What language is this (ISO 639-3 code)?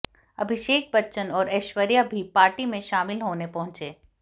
hin